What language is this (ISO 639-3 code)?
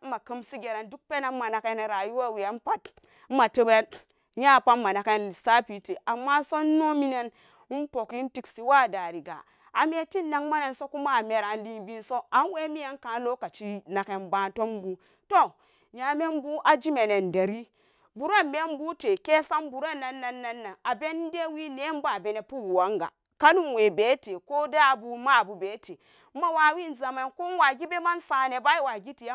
ccg